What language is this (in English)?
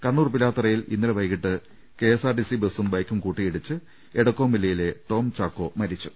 Malayalam